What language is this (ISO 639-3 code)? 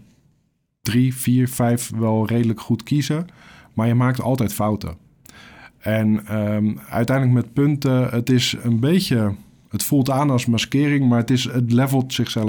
nld